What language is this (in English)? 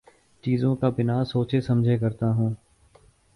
Urdu